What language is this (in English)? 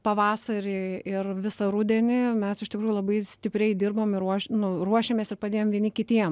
Lithuanian